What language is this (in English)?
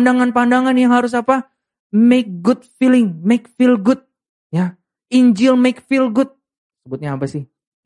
Indonesian